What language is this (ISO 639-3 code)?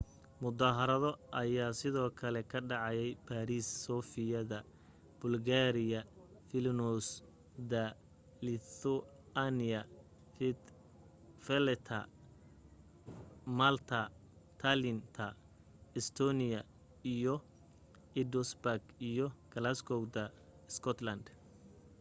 som